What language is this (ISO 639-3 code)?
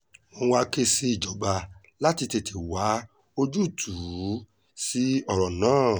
yor